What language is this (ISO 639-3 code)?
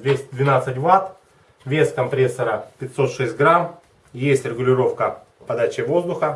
rus